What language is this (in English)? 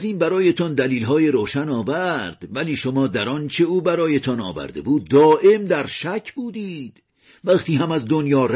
Persian